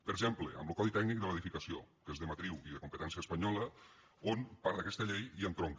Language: Catalan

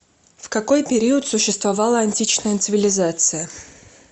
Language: Russian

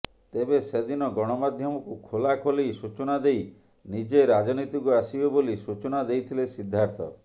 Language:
Odia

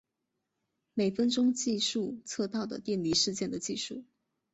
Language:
Chinese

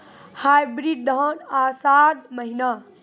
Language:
Maithili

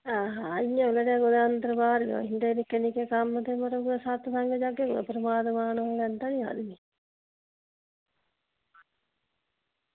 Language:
Dogri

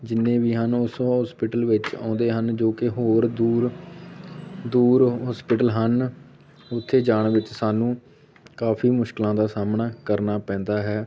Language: Punjabi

